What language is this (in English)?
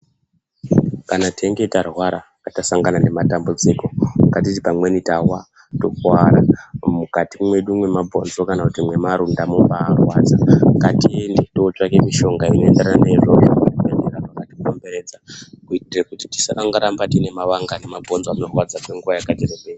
Ndau